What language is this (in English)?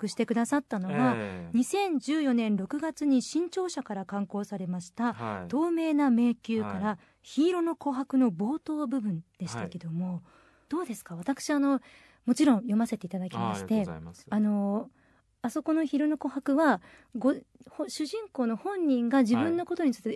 Japanese